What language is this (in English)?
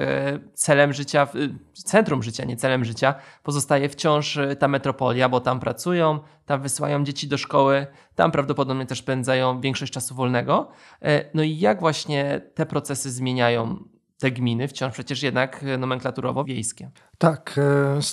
Polish